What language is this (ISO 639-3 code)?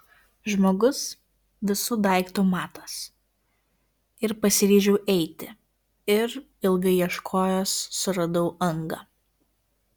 lit